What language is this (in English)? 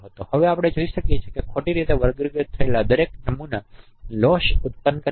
Gujarati